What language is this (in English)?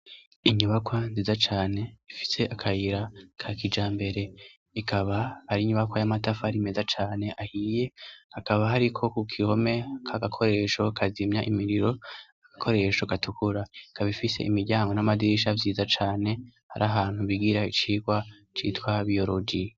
Rundi